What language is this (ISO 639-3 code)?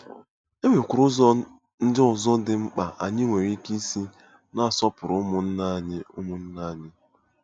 ibo